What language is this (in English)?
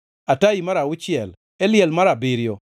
Luo (Kenya and Tanzania)